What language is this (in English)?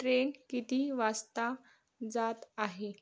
Marathi